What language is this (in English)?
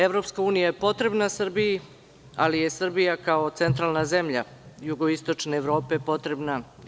Serbian